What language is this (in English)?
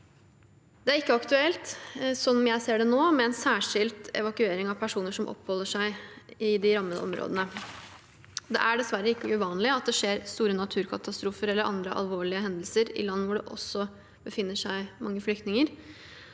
Norwegian